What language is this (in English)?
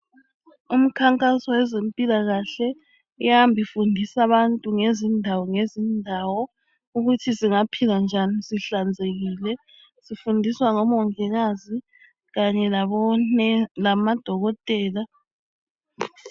North Ndebele